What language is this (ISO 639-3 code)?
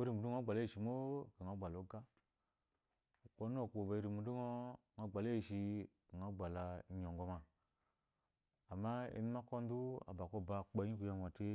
afo